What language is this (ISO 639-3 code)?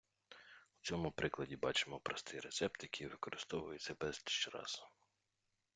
ukr